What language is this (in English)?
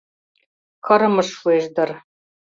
Mari